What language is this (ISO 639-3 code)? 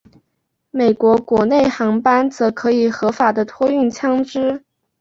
zho